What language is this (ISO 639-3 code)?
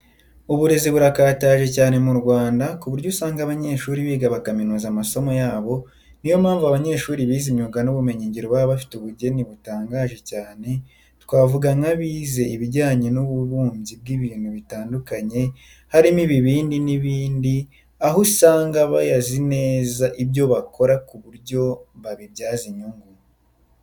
kin